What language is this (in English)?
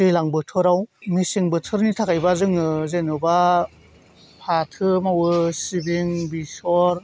Bodo